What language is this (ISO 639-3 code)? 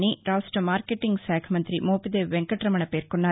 tel